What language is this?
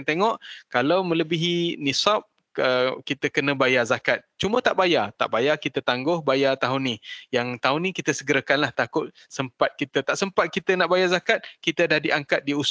Malay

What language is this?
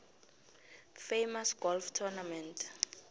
South Ndebele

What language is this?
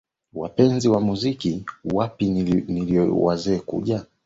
Swahili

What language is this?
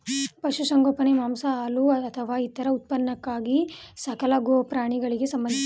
Kannada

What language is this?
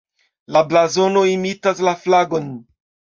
Esperanto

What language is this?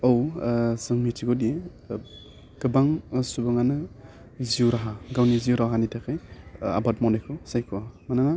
Bodo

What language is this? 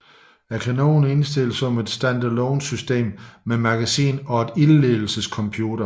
Danish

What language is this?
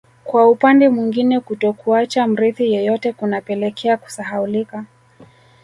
Swahili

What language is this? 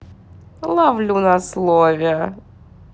Russian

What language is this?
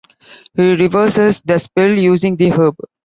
English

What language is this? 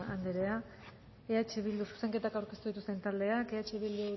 Basque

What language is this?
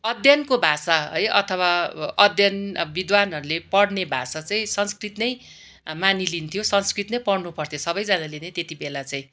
Nepali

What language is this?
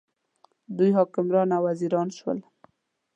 Pashto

